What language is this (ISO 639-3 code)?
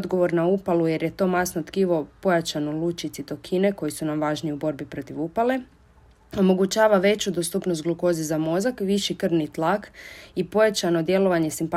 hrv